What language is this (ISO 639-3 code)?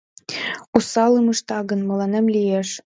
chm